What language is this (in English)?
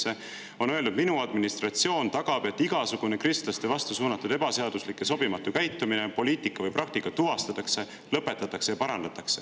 Estonian